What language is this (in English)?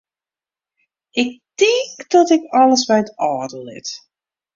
Western Frisian